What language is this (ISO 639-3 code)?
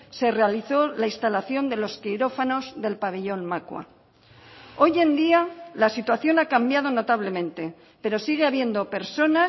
spa